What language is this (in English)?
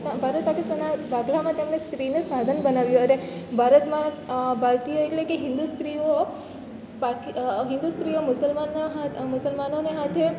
Gujarati